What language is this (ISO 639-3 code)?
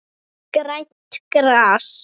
isl